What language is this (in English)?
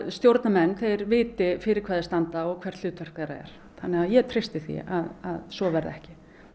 Icelandic